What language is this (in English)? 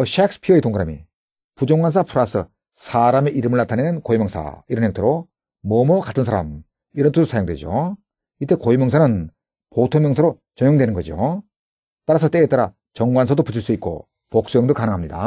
Korean